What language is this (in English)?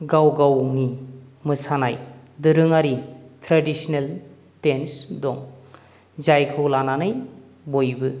Bodo